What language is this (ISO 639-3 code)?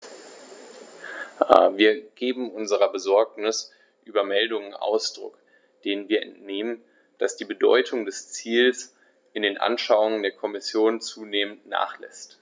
deu